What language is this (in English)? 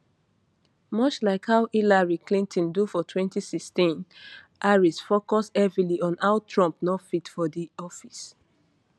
Nigerian Pidgin